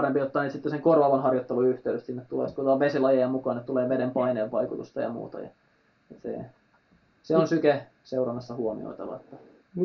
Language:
Finnish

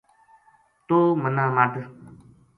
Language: Gujari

